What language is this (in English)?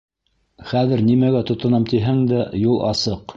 Bashkir